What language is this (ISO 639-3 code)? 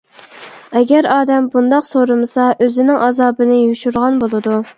uig